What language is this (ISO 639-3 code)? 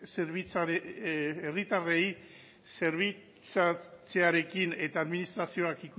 eus